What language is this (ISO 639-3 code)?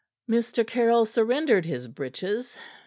eng